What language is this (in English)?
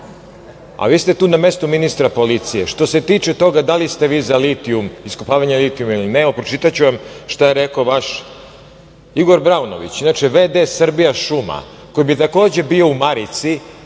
Serbian